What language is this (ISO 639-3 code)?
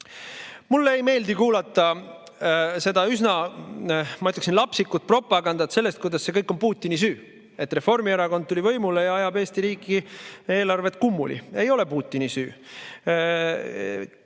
est